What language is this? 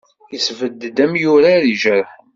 Kabyle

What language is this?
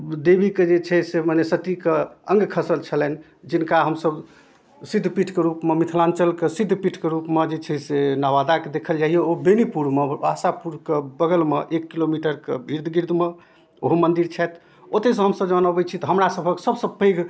Maithili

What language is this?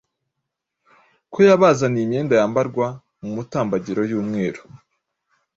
Kinyarwanda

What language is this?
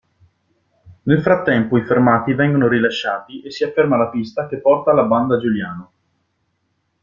Italian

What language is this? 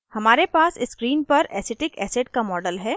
Hindi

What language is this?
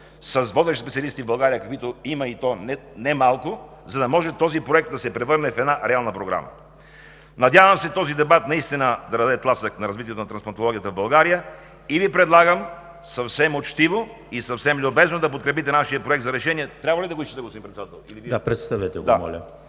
Bulgarian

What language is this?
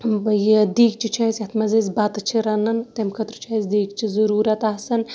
Kashmiri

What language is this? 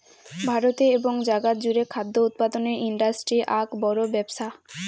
Bangla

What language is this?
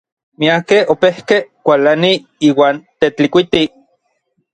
Orizaba Nahuatl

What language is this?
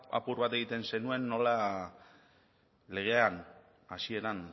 Basque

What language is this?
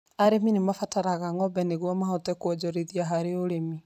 Kikuyu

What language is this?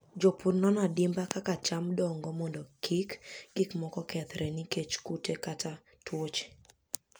Luo (Kenya and Tanzania)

